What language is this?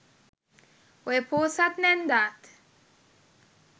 Sinhala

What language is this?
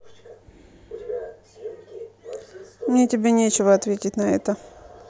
Russian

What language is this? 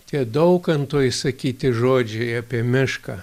Lithuanian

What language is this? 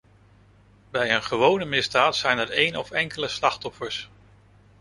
Dutch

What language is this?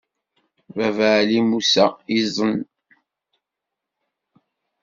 Kabyle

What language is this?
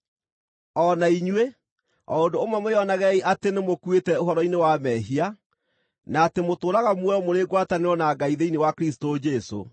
Kikuyu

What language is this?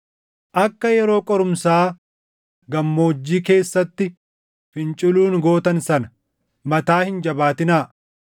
Oromo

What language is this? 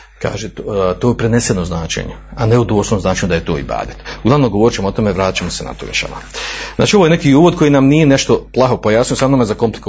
Croatian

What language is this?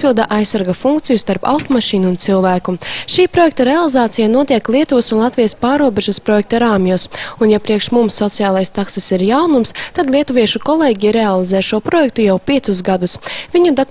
Latvian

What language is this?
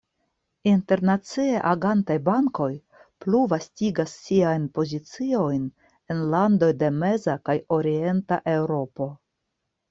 Esperanto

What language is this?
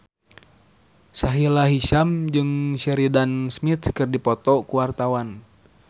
Sundanese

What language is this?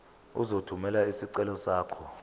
Zulu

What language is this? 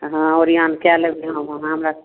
Maithili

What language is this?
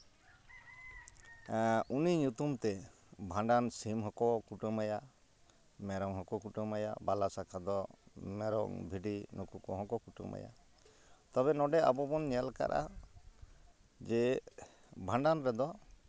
Santali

